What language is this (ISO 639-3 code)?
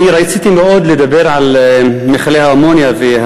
heb